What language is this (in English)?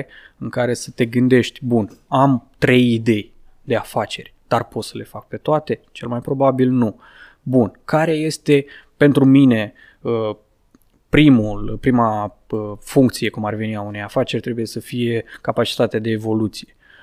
Romanian